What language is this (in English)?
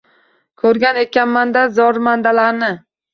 Uzbek